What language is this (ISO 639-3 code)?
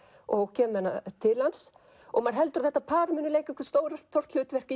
isl